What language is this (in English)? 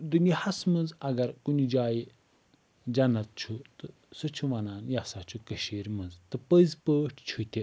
Kashmiri